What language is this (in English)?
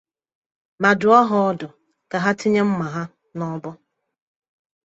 Igbo